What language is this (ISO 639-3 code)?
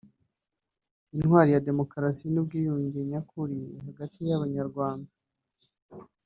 kin